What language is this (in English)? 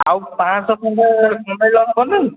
Odia